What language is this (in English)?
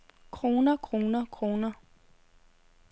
Danish